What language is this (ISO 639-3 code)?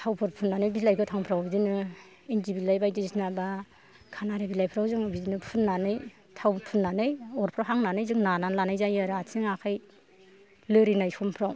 brx